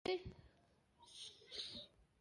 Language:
Pashto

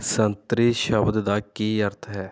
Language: Punjabi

